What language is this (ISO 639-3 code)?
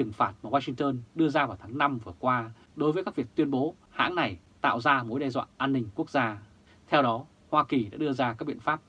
vie